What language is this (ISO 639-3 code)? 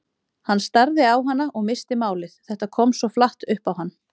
isl